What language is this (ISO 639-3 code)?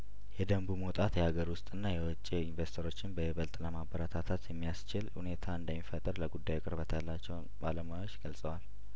amh